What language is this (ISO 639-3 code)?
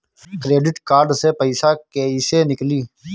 bho